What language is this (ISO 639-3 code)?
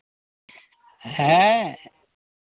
sat